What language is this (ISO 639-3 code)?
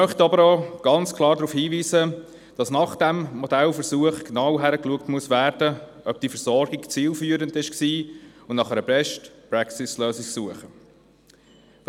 gsw